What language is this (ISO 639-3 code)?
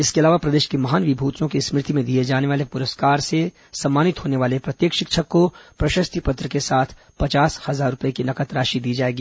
hin